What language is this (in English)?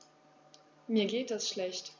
German